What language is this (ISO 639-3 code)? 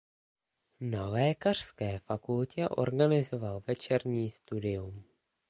ces